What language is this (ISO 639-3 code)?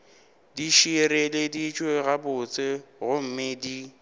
nso